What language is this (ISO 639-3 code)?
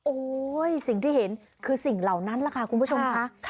tha